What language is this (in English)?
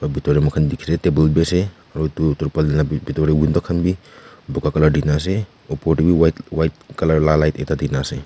Naga Pidgin